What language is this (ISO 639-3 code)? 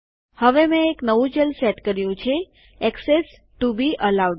guj